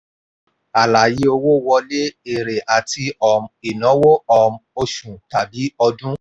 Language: Yoruba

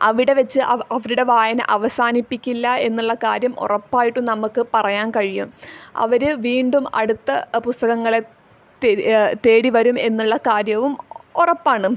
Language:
Malayalam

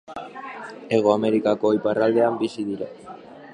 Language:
Basque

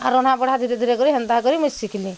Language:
Odia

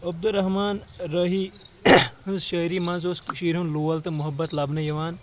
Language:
Kashmiri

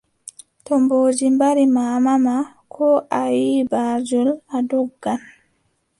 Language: Adamawa Fulfulde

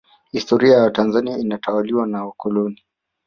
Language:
Swahili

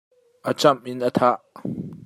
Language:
Hakha Chin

